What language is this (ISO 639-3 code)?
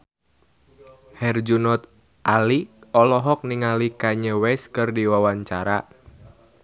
sun